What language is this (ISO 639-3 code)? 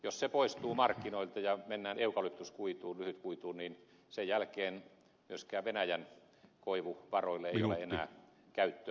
fin